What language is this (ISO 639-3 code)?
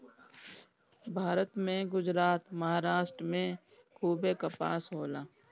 bho